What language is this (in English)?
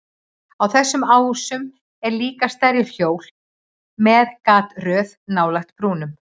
Icelandic